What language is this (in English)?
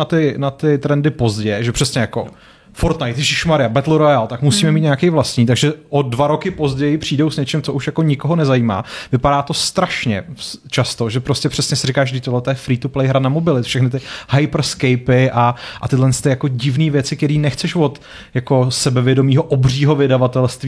Czech